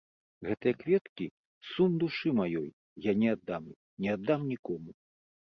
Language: Belarusian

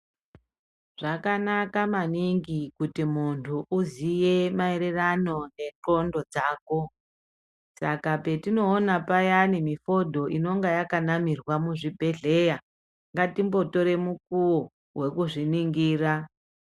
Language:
Ndau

